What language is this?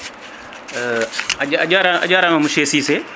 Fula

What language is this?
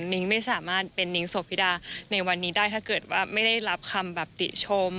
Thai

